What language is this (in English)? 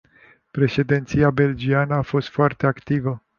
Romanian